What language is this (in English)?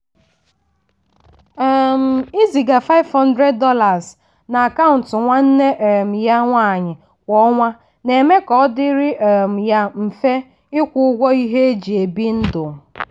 Igbo